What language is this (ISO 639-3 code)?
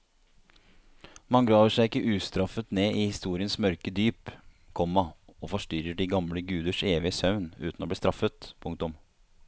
nor